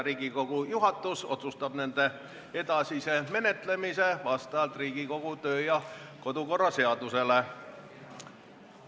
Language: Estonian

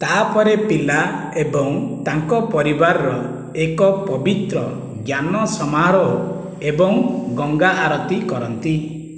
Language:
Odia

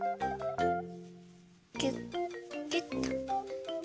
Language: Japanese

